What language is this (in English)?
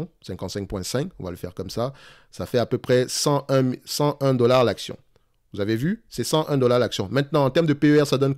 French